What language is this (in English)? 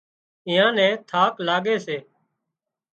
Wadiyara Koli